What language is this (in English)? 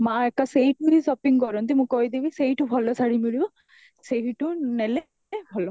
Odia